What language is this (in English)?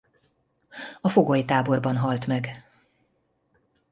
Hungarian